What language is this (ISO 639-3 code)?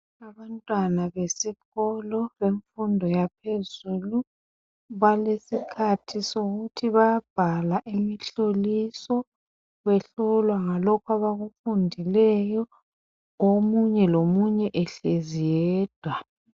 nde